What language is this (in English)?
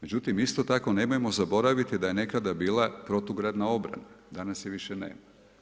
Croatian